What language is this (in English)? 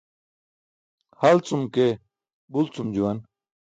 Burushaski